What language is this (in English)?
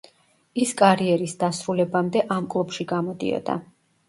Georgian